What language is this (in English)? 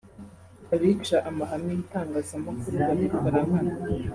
Kinyarwanda